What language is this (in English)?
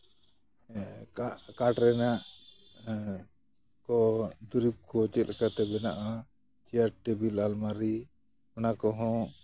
Santali